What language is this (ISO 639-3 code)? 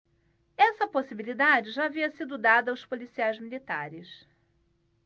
por